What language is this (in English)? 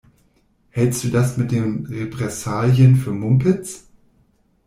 German